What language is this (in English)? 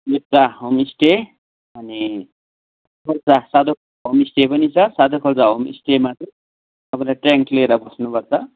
Nepali